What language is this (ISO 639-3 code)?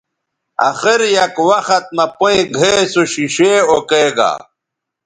btv